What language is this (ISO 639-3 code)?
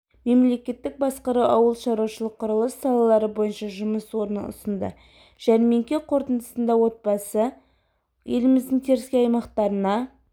kaz